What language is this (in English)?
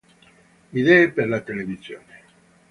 Italian